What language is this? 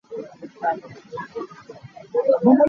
Hakha Chin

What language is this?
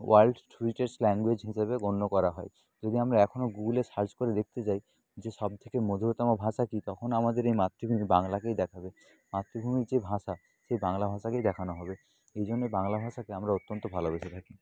Bangla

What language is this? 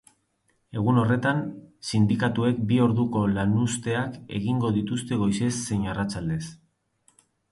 Basque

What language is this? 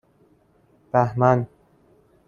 Persian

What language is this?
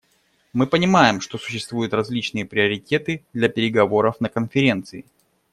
Russian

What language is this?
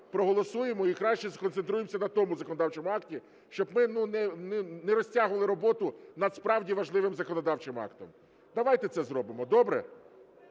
Ukrainian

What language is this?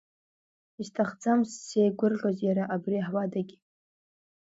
Abkhazian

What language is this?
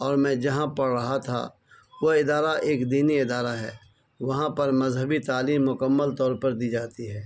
Urdu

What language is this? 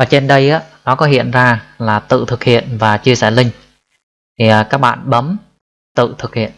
Vietnamese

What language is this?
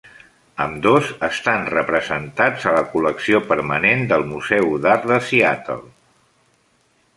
Catalan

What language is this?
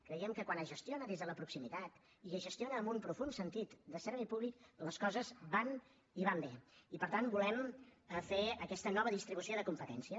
Catalan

